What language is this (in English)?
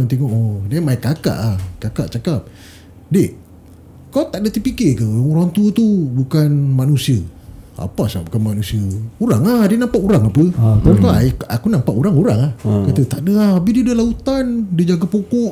Malay